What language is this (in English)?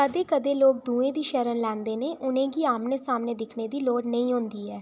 Dogri